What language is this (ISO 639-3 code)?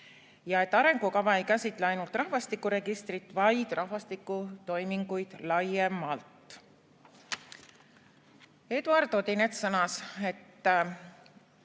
est